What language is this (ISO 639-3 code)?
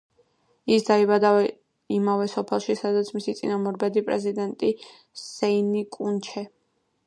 kat